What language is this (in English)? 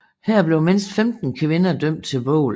Danish